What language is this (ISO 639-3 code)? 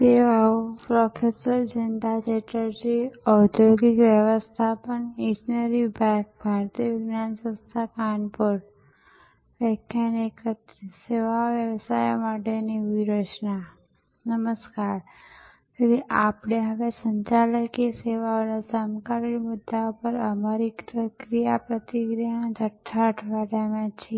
guj